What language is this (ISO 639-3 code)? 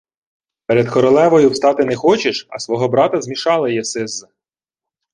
ukr